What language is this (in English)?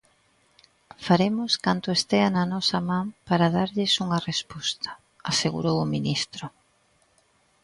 Galician